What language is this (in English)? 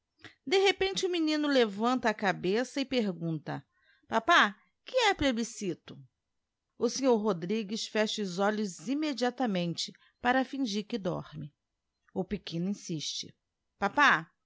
Portuguese